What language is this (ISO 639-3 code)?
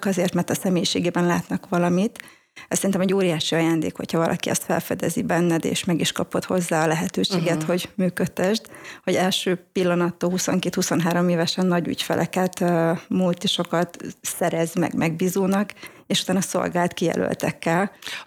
hun